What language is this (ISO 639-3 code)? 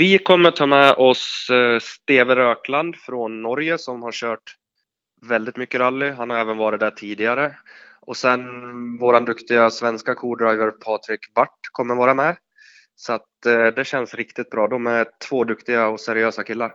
swe